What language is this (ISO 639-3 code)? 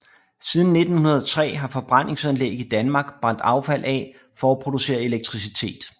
dan